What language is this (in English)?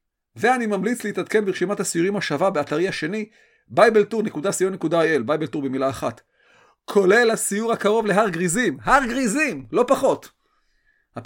Hebrew